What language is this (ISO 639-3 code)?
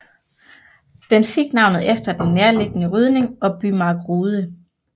dan